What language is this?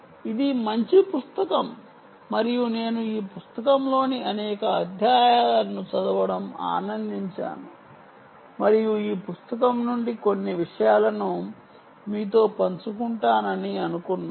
Telugu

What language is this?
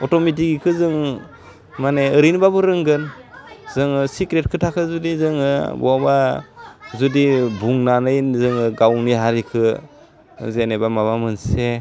Bodo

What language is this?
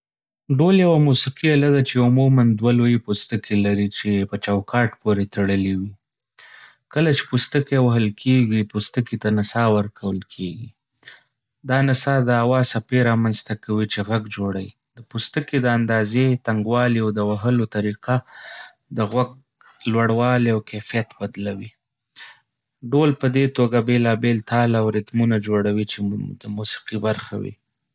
Pashto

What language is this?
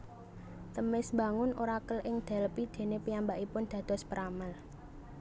Javanese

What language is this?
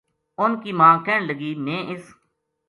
Gujari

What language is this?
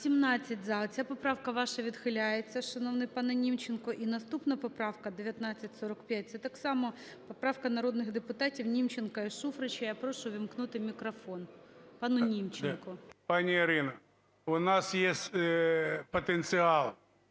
Ukrainian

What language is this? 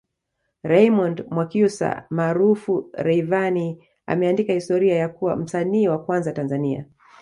Swahili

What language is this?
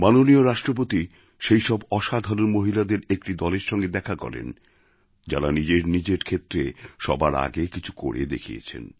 Bangla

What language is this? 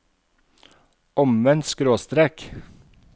Norwegian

